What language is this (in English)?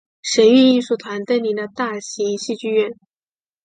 Chinese